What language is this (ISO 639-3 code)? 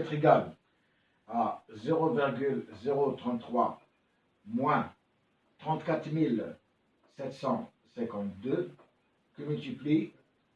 fra